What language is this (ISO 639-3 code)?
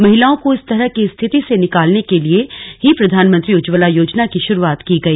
hin